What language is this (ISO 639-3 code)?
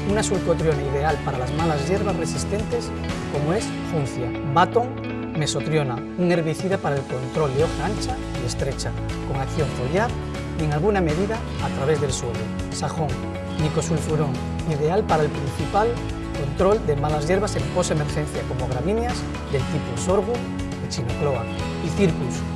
spa